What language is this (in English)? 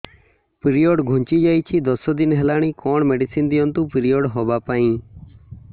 Odia